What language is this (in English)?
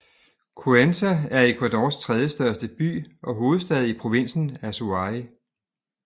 Danish